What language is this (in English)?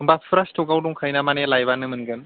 Bodo